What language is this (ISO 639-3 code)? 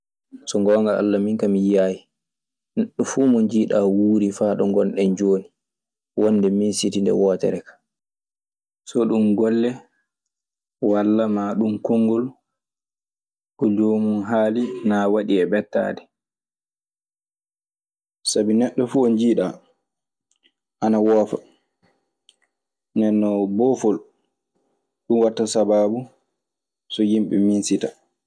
ffm